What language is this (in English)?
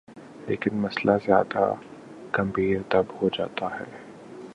Urdu